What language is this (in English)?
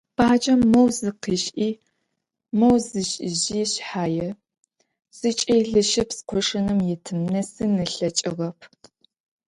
Adyghe